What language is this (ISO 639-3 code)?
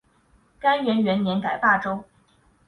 zho